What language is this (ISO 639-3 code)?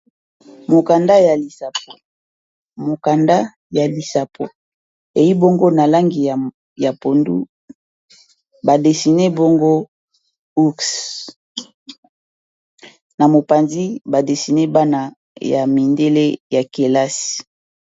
lin